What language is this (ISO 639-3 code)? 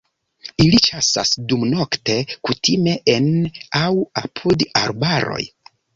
epo